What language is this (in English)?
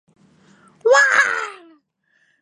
Japanese